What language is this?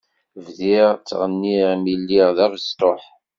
Kabyle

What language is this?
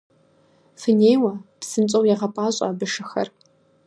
Kabardian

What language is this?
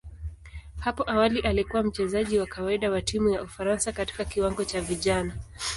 Swahili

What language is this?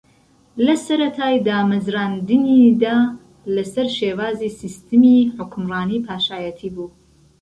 Central Kurdish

